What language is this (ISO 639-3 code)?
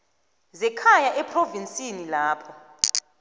nbl